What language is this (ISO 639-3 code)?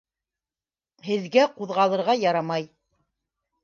bak